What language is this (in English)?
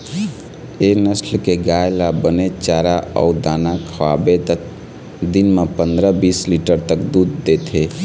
Chhattisgarhi